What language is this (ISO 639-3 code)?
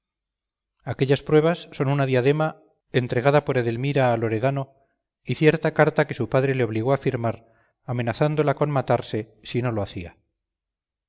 spa